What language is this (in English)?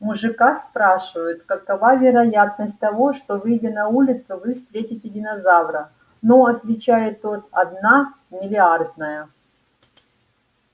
Russian